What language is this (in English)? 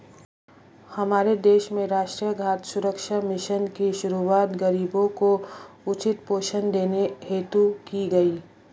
Hindi